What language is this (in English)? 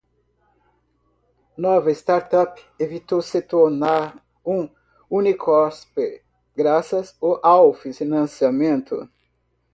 Portuguese